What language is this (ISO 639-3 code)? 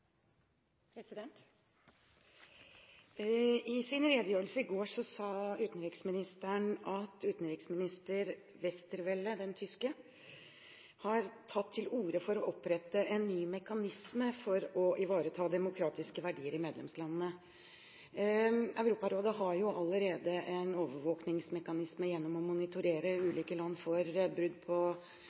nob